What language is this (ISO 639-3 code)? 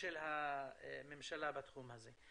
heb